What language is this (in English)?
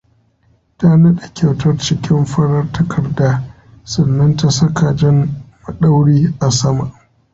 Hausa